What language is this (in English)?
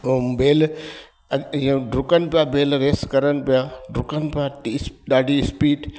Sindhi